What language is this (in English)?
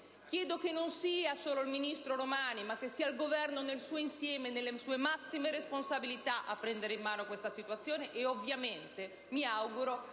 Italian